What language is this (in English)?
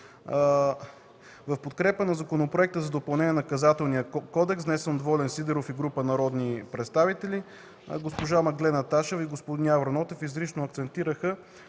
Bulgarian